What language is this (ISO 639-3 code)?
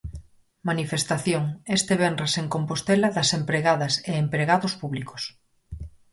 glg